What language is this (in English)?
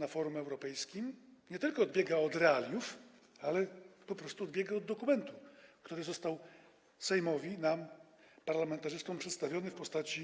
Polish